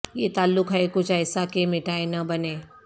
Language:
Urdu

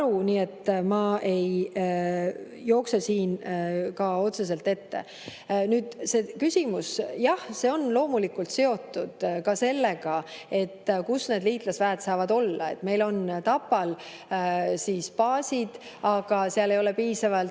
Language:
Estonian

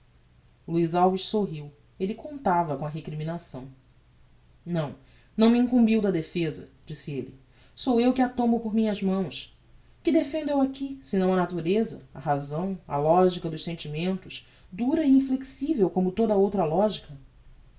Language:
Portuguese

